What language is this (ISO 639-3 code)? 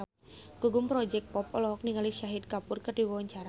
sun